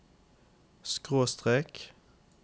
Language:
Norwegian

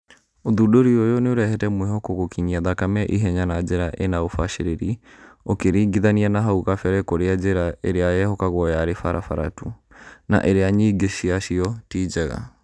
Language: Kikuyu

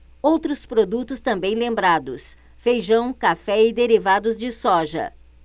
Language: Portuguese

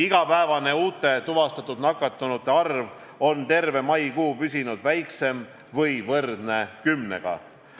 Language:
Estonian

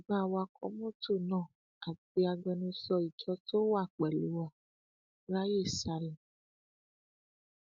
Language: Yoruba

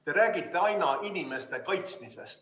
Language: Estonian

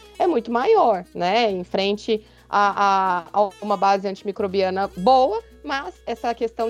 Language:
Portuguese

